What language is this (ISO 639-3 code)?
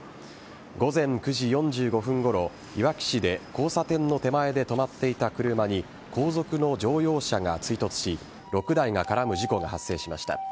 jpn